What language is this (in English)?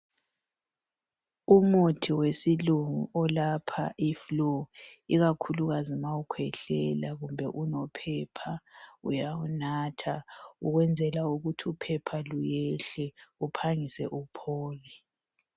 North Ndebele